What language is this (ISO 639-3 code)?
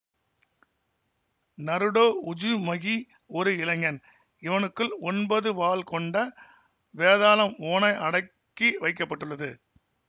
tam